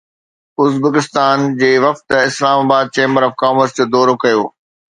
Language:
Sindhi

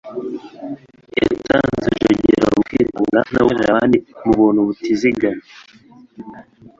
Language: Kinyarwanda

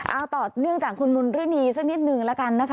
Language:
Thai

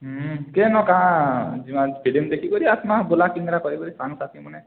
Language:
Odia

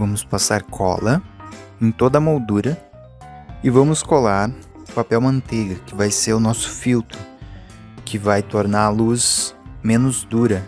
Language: Portuguese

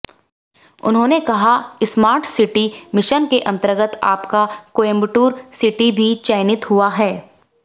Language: Hindi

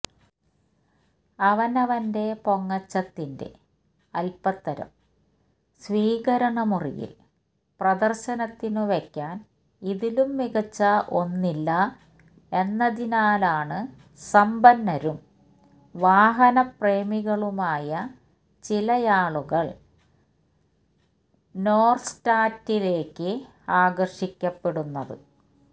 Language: Malayalam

